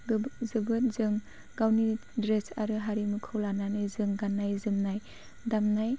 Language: Bodo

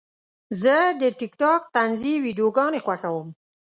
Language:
Pashto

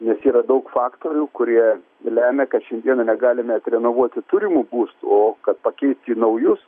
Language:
Lithuanian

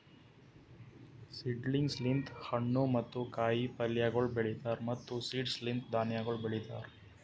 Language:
Kannada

